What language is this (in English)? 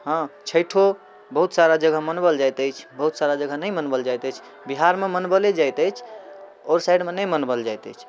Maithili